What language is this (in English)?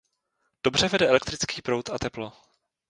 Czech